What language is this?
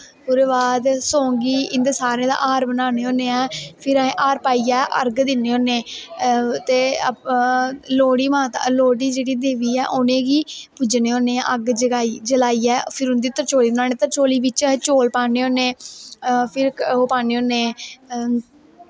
Dogri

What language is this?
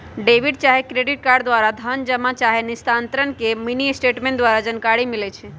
Magahi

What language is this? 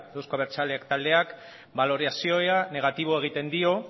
Basque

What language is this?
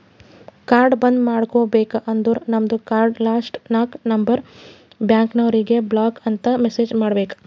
Kannada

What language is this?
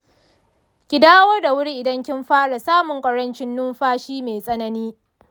Hausa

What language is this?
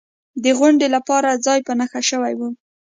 Pashto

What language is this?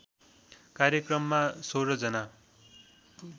Nepali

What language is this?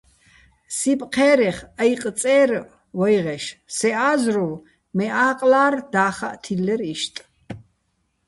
Bats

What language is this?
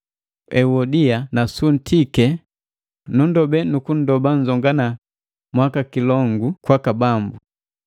Matengo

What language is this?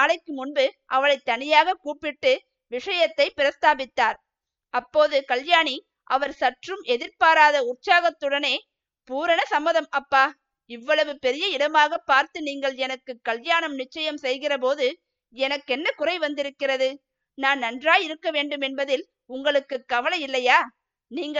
Tamil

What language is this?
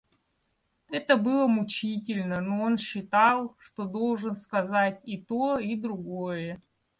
Russian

